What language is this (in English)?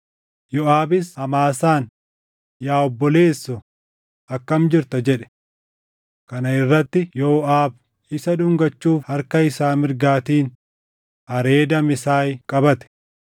Oromo